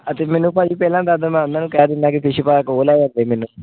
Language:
Punjabi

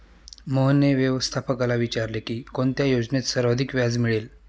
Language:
Marathi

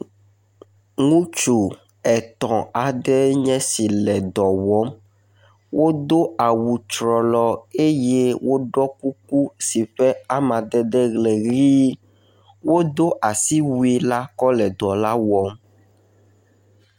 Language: Ewe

